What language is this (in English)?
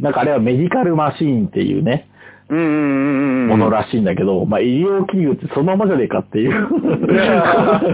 Japanese